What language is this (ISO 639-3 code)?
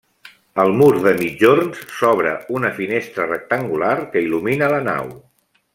cat